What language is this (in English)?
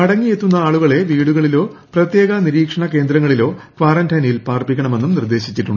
Malayalam